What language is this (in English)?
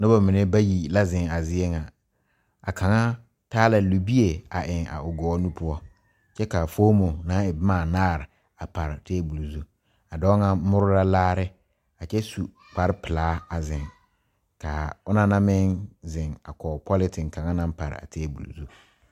Southern Dagaare